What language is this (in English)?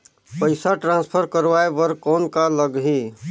Chhattisgarhi